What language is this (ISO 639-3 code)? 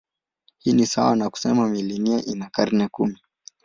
swa